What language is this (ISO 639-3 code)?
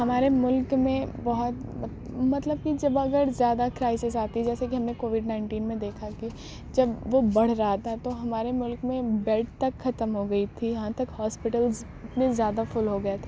urd